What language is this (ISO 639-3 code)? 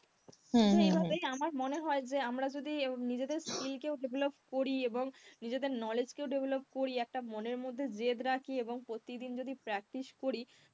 ben